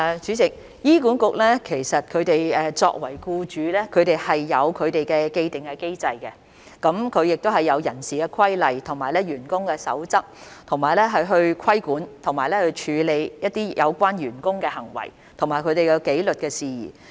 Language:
Cantonese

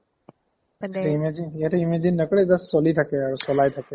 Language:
Assamese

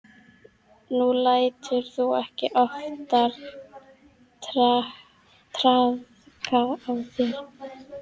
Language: Icelandic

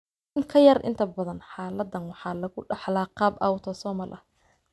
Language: Somali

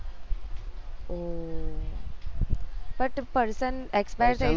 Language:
Gujarati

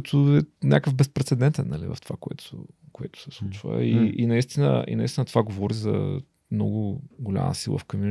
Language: Bulgarian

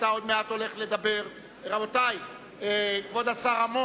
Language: Hebrew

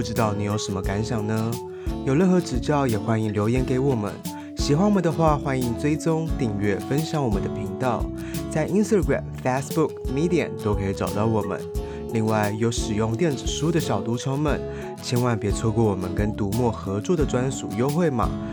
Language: Chinese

